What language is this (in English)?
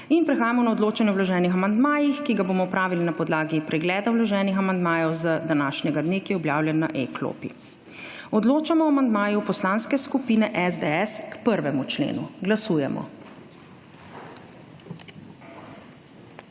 Slovenian